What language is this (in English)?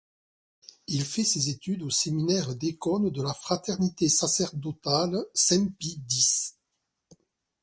French